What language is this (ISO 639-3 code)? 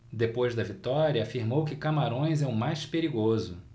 por